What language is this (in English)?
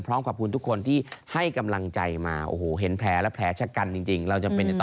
Thai